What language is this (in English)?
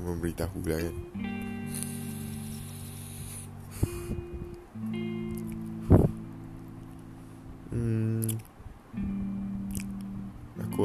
Malay